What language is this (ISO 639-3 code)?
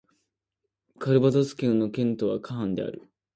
jpn